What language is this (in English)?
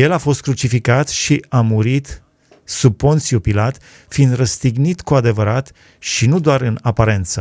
Romanian